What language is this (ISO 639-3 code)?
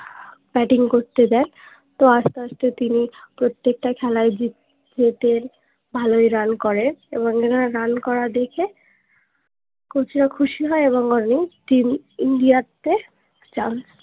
ben